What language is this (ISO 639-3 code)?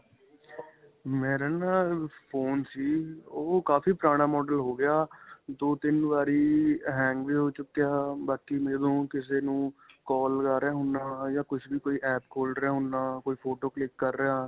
pan